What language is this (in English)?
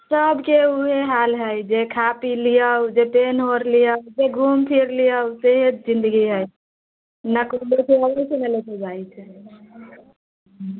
Maithili